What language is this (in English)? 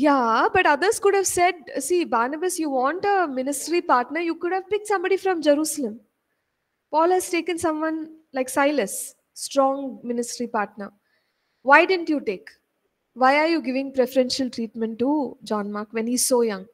English